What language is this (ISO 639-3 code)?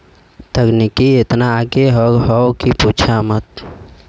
bho